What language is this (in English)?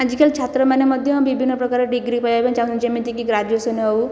Odia